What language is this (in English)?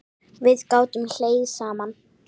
Icelandic